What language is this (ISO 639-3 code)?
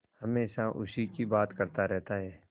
hin